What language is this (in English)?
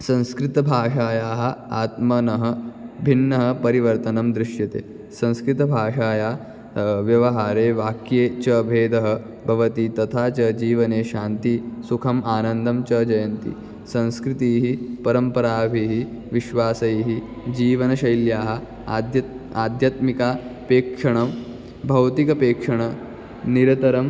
Sanskrit